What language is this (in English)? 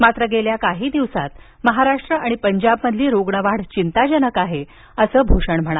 Marathi